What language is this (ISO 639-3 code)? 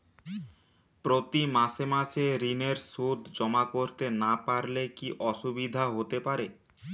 ben